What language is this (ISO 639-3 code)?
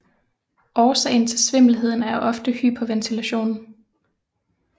dan